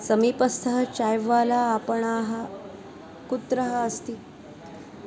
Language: Sanskrit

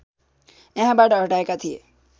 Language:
Nepali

